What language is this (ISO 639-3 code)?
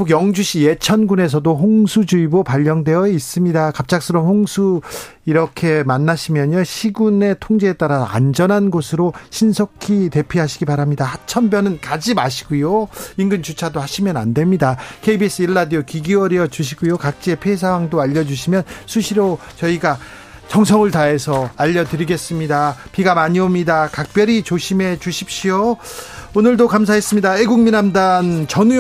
kor